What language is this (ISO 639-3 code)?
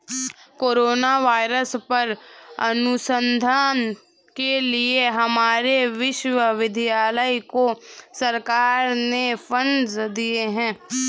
hin